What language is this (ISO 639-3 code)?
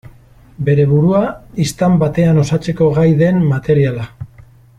eus